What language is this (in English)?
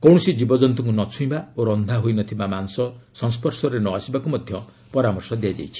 Odia